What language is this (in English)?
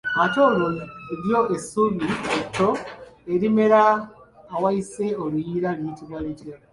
Ganda